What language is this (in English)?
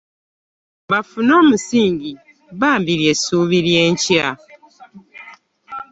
Ganda